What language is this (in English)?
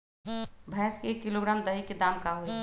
Magahi